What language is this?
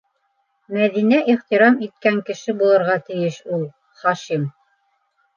Bashkir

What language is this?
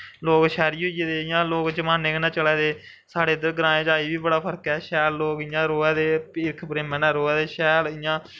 Dogri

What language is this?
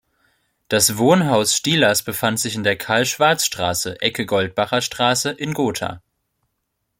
German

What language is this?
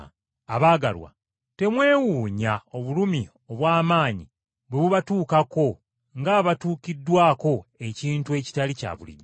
Ganda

